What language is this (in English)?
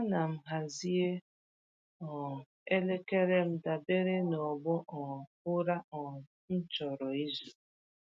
Igbo